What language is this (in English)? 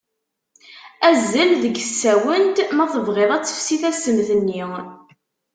Kabyle